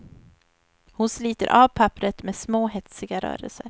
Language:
Swedish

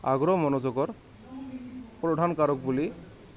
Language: Assamese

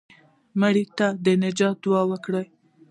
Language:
Pashto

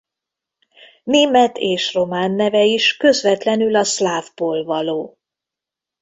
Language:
Hungarian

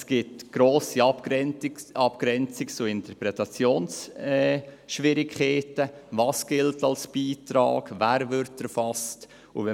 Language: Swiss German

